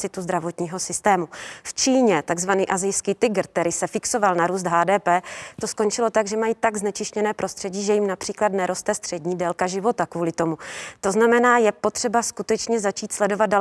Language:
Czech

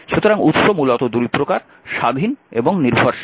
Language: Bangla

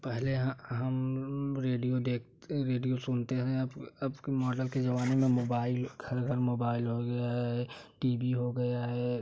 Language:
Hindi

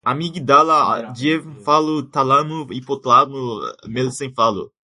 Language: Portuguese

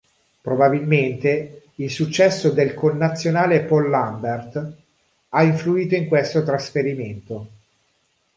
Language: Italian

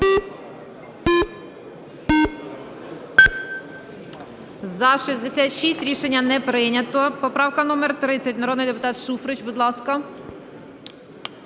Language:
Ukrainian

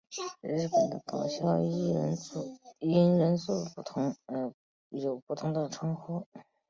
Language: Chinese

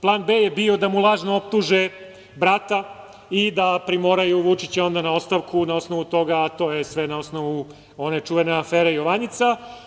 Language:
Serbian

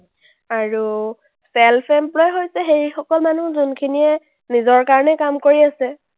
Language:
Assamese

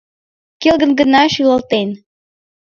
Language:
Mari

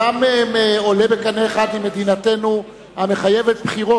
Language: Hebrew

